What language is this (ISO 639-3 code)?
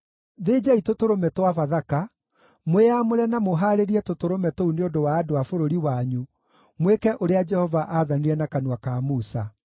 kik